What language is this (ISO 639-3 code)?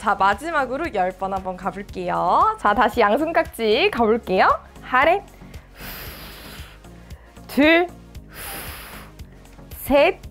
kor